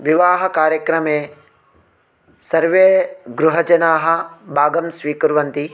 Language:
Sanskrit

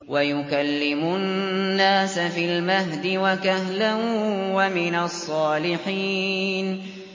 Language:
Arabic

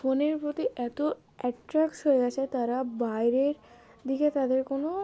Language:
Bangla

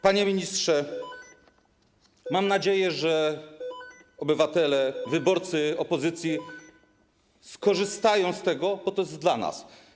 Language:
Polish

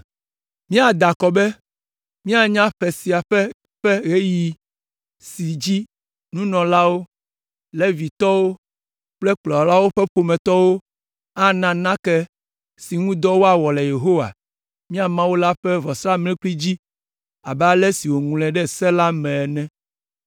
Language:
Ewe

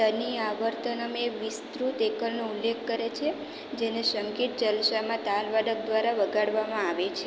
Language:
Gujarati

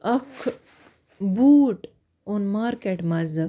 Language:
Kashmiri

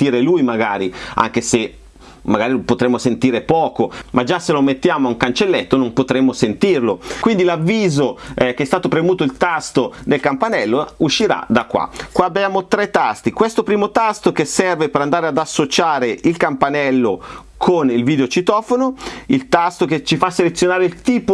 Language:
Italian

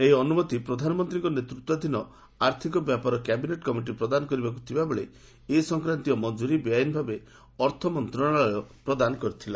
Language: Odia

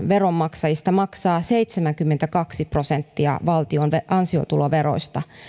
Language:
Finnish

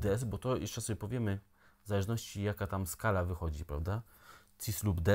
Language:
Polish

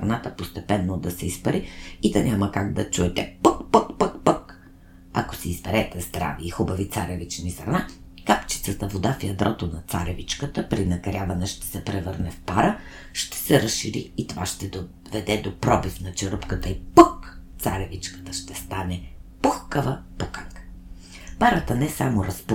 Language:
Bulgarian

